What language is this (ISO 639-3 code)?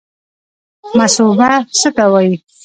pus